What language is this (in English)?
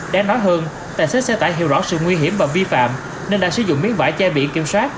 Vietnamese